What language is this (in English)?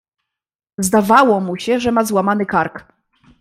Polish